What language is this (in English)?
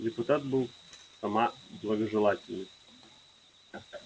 Russian